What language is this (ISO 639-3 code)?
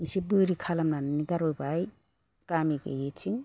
brx